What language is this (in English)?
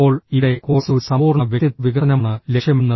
Malayalam